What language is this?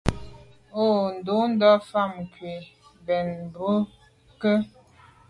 Medumba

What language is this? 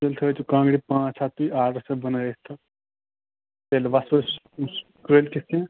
Kashmiri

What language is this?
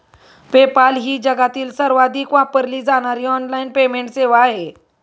Marathi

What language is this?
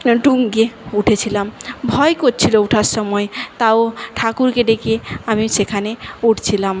Bangla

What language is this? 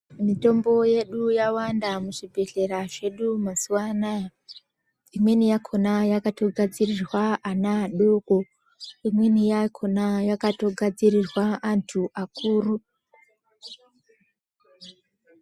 Ndau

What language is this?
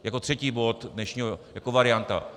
Czech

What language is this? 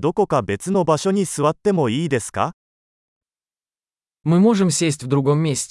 Japanese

